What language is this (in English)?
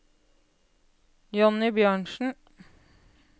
Norwegian